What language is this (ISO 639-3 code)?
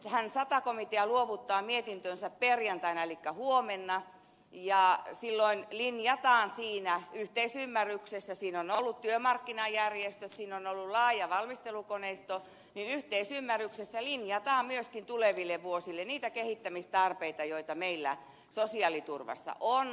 fin